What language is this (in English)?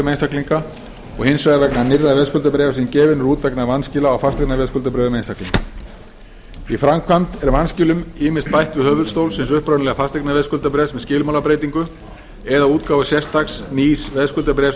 Icelandic